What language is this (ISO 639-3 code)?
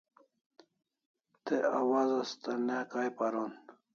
kls